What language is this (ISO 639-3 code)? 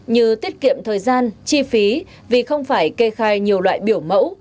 vie